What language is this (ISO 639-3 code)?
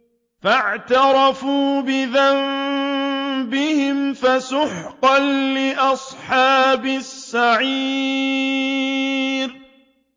ara